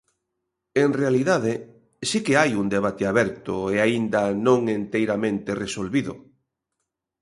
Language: Galician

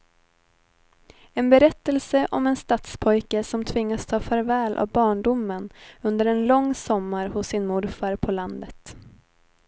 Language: Swedish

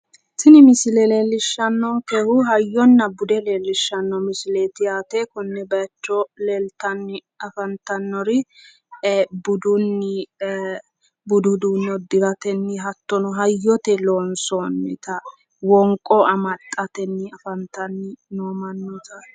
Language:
Sidamo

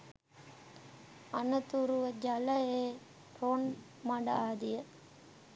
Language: Sinhala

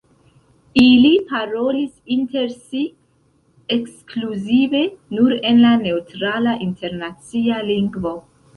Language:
Esperanto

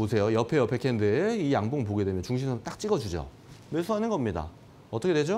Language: Korean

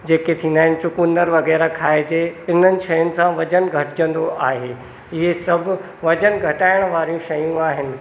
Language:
Sindhi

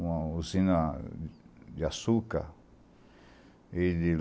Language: Portuguese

